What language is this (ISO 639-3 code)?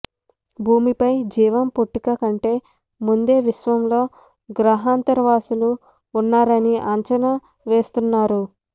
tel